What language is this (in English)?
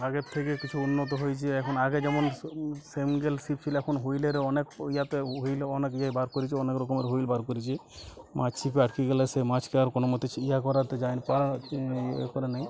Bangla